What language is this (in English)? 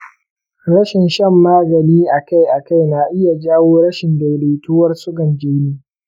Hausa